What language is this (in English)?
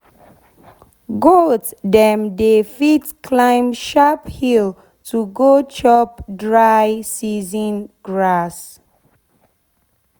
Nigerian Pidgin